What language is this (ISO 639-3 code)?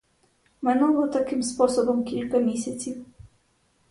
ukr